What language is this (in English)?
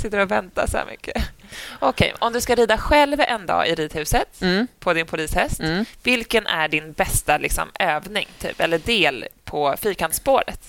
Swedish